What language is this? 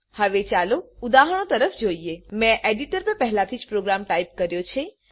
Gujarati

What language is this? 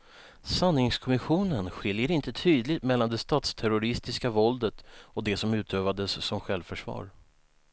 Swedish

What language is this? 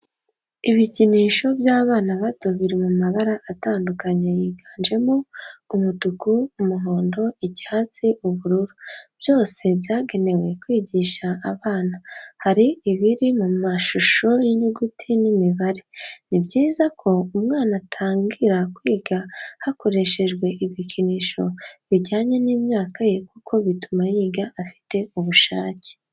Kinyarwanda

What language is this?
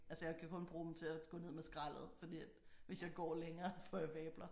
Danish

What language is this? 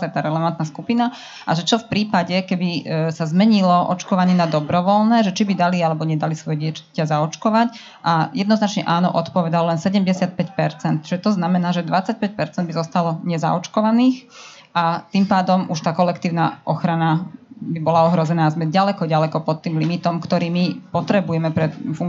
Slovak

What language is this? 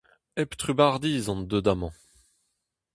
Breton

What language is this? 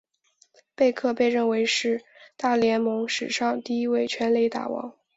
Chinese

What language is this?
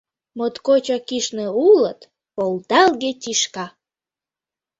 Mari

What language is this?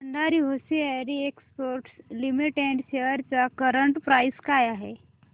Marathi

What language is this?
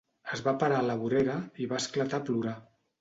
Catalan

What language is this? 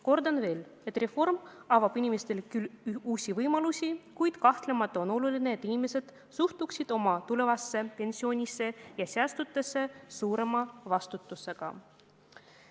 Estonian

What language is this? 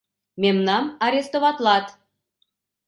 Mari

